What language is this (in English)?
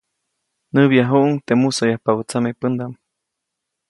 Copainalá Zoque